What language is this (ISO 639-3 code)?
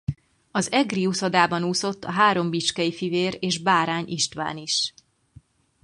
hun